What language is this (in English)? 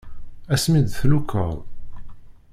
Kabyle